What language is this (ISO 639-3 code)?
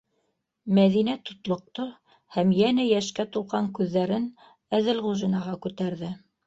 bak